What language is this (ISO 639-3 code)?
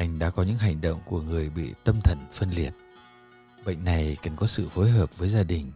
vie